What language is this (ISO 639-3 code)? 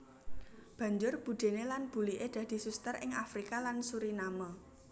jav